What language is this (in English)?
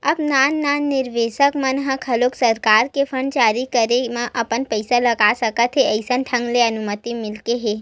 Chhattisgarhi